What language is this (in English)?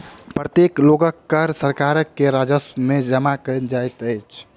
Maithili